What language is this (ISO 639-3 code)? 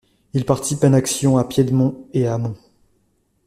fra